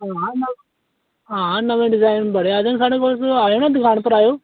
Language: Dogri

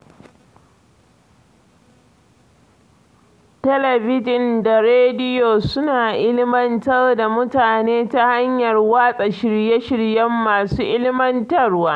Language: Hausa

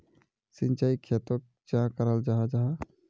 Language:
Magahi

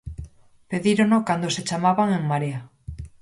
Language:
Galician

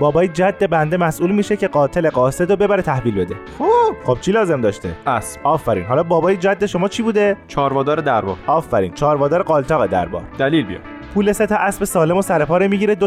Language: Persian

